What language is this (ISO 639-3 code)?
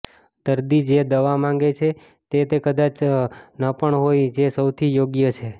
guj